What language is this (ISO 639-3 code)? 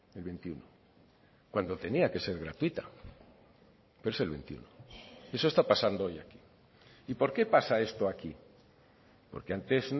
spa